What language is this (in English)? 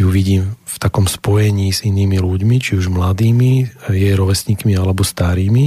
Slovak